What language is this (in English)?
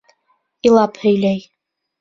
Bashkir